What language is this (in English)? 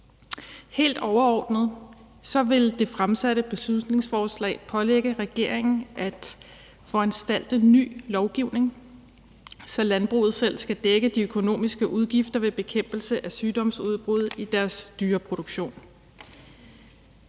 Danish